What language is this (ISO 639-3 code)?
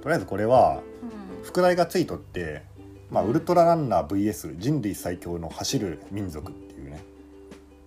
jpn